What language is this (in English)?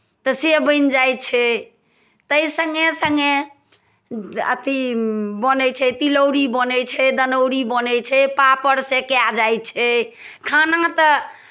Maithili